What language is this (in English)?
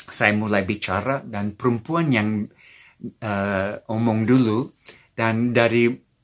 Indonesian